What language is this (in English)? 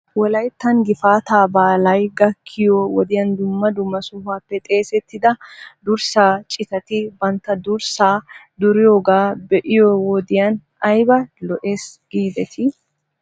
Wolaytta